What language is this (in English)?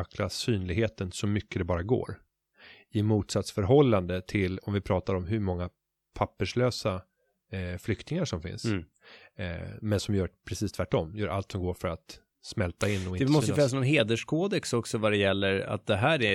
Swedish